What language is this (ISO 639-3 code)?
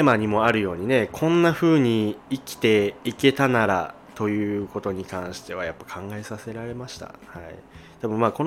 jpn